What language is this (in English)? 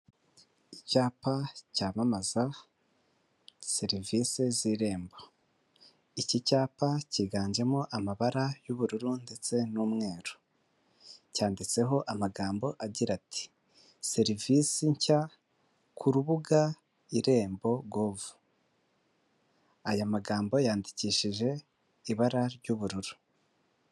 Kinyarwanda